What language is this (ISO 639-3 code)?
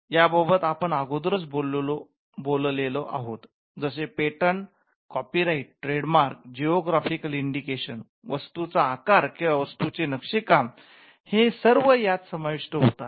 mar